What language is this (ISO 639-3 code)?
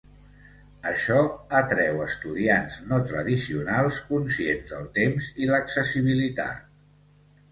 cat